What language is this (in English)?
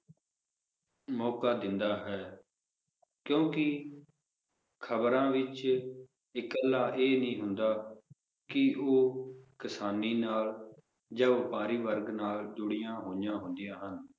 Punjabi